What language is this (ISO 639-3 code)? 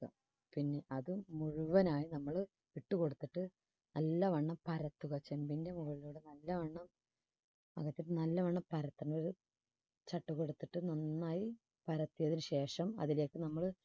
mal